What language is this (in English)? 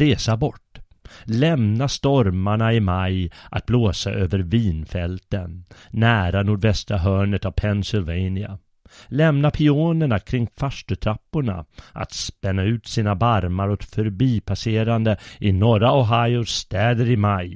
Swedish